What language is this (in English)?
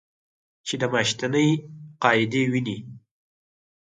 Pashto